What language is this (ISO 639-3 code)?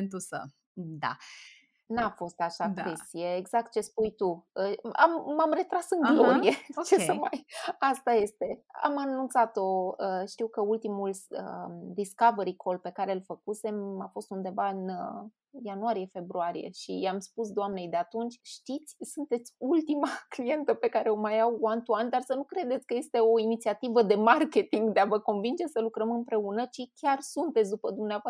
ron